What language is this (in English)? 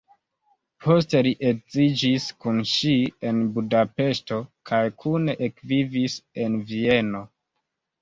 Esperanto